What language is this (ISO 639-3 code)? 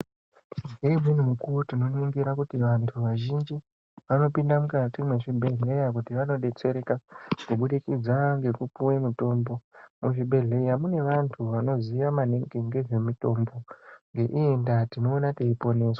ndc